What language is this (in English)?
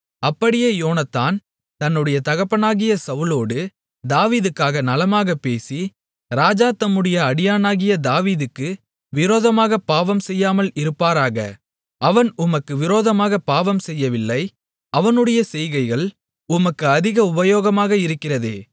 Tamil